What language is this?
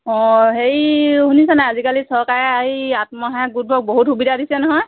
Assamese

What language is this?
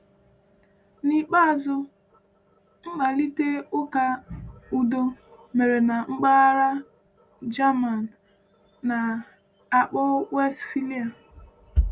Igbo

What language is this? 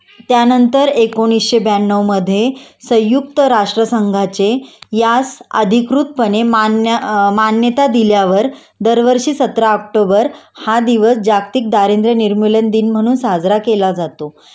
Marathi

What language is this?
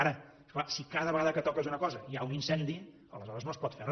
Catalan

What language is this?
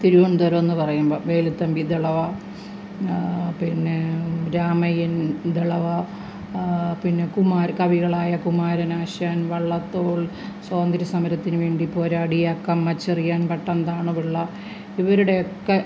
Malayalam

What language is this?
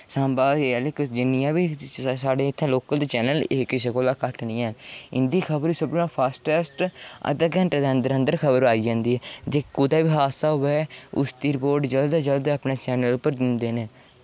Dogri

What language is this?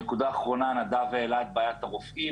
Hebrew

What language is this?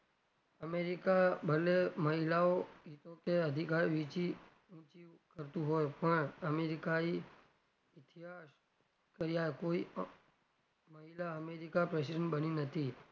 Gujarati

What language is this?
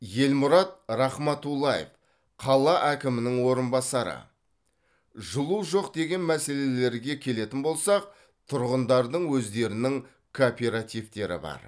Kazakh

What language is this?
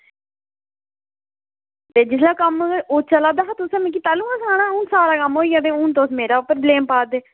Dogri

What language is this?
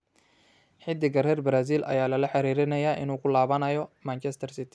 Somali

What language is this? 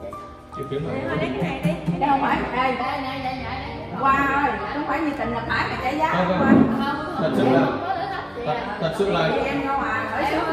Vietnamese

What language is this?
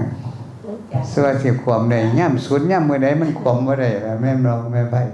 Thai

